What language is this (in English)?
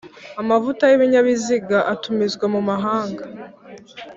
Kinyarwanda